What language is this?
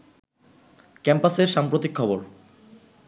Bangla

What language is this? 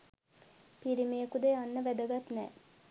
Sinhala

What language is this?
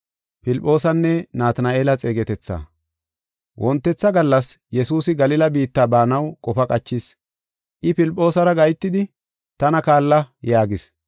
Gofa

